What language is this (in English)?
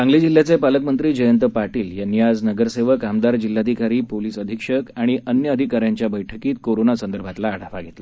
Marathi